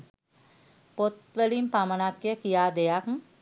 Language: Sinhala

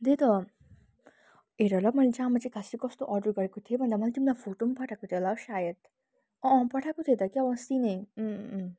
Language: Nepali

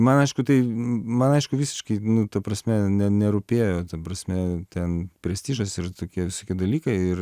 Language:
Lithuanian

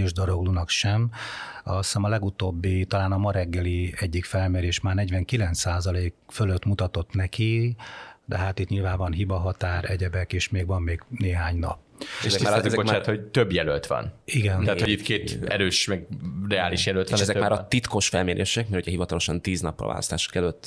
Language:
Hungarian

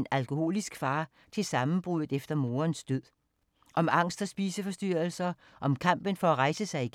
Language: Danish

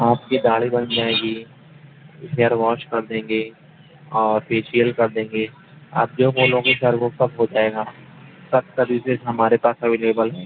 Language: Urdu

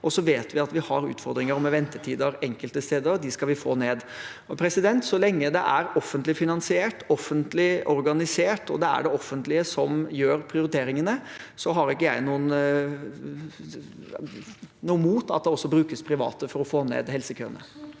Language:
Norwegian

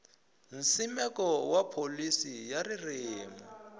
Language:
Tsonga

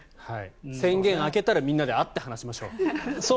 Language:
Japanese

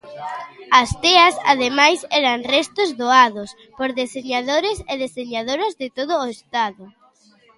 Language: Galician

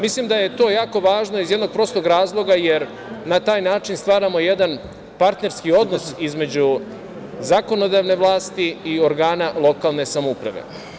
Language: Serbian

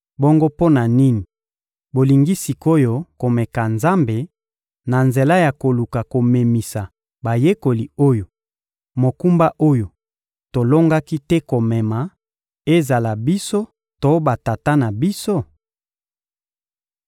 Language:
Lingala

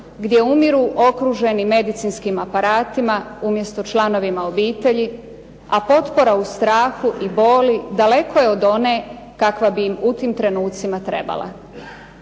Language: Croatian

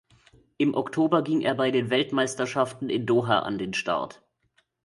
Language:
German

